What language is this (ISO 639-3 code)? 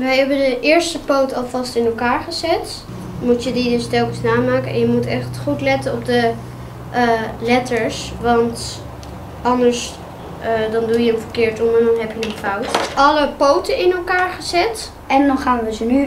nld